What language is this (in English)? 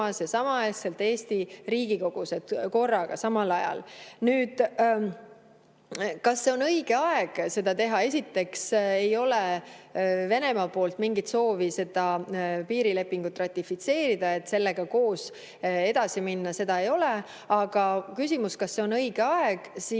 Estonian